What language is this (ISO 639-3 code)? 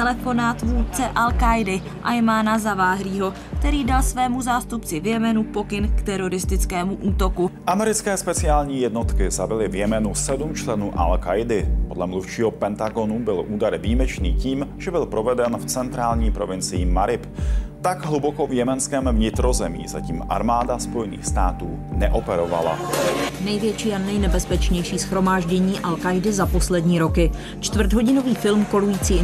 ces